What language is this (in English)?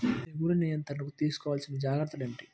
Telugu